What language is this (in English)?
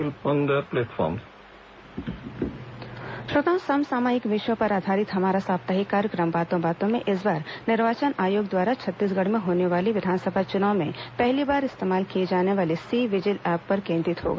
Hindi